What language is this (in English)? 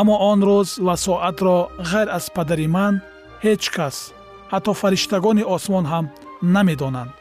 Persian